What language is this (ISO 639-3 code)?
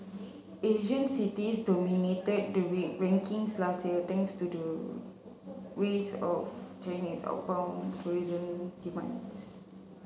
eng